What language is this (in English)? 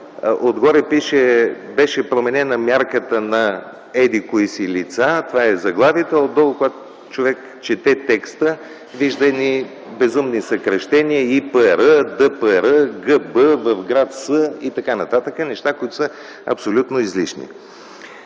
Bulgarian